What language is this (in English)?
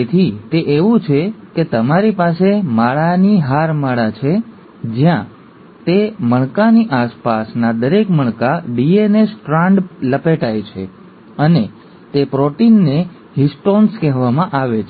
Gujarati